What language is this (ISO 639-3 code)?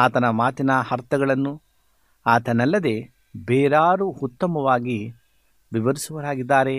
kan